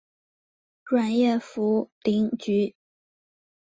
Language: Chinese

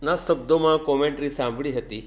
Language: Gujarati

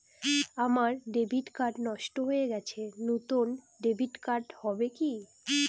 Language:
Bangla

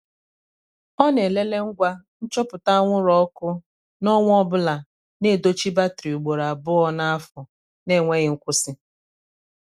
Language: Igbo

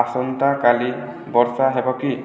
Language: Odia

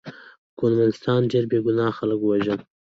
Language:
Pashto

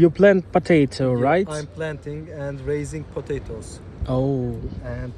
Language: Turkish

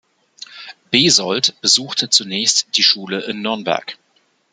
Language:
German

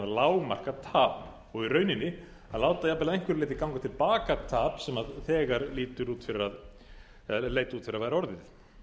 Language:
Icelandic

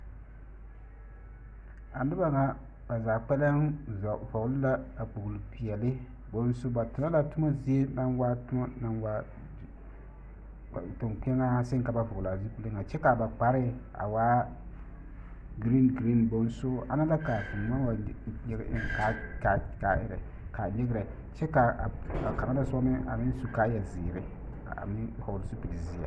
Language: Southern Dagaare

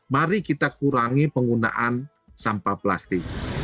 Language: Indonesian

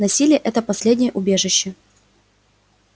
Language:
Russian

